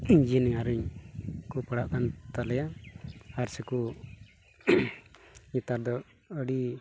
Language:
Santali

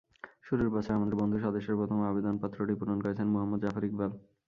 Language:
Bangla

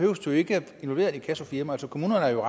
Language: Danish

